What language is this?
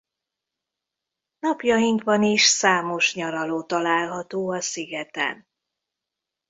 Hungarian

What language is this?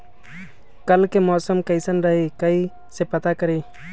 Magahi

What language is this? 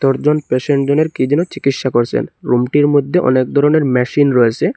Bangla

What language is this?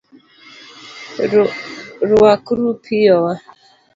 Luo (Kenya and Tanzania)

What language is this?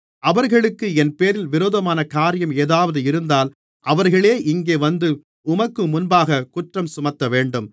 Tamil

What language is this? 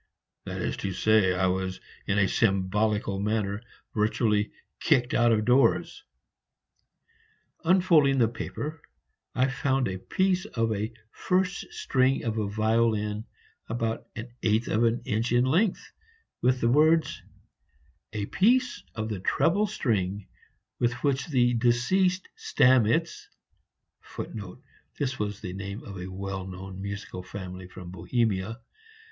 English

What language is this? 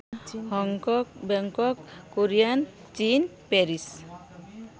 Santali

